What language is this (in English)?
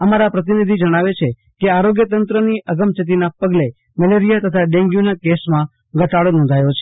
Gujarati